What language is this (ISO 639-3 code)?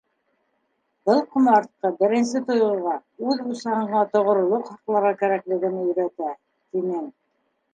bak